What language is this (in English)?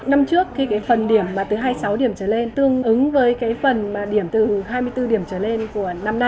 Vietnamese